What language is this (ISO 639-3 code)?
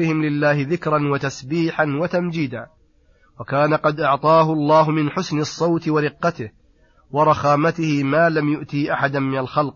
ara